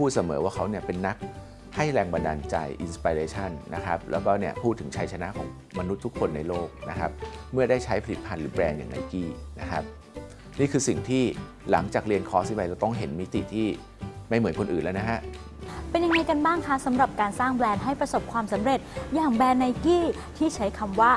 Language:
Thai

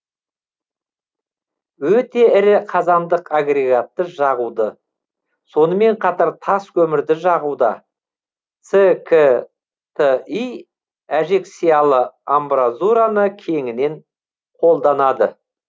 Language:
Kazakh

